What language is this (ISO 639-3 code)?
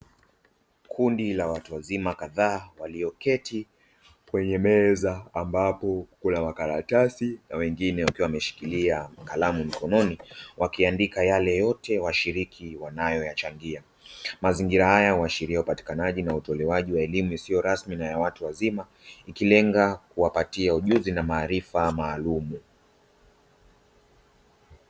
swa